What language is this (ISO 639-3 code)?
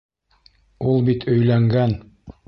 bak